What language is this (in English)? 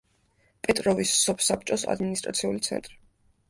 Georgian